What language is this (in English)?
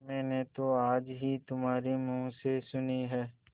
Hindi